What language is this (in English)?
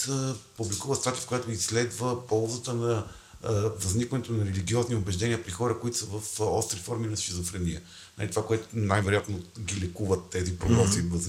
Bulgarian